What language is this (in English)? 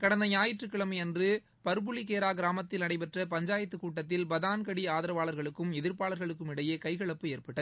Tamil